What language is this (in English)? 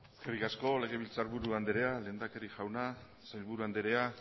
Basque